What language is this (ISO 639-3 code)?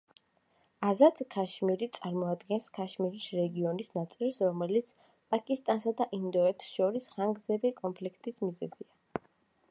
kat